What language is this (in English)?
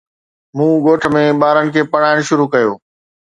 Sindhi